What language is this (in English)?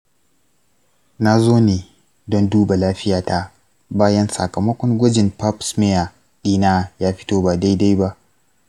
Hausa